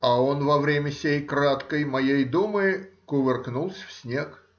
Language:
Russian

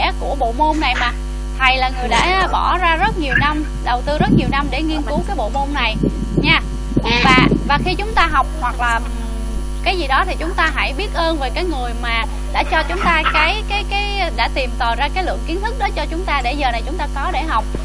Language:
Vietnamese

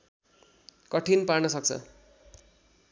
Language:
Nepali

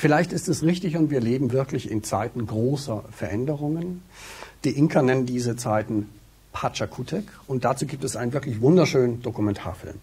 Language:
German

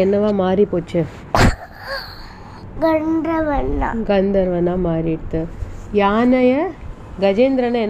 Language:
Tamil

